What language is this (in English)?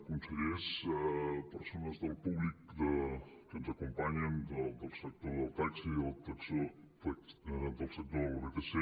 Catalan